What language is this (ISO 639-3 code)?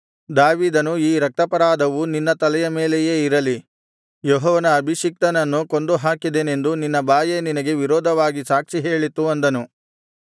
kan